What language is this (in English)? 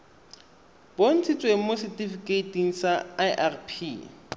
Tswana